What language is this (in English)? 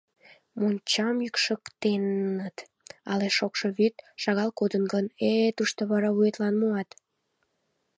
Mari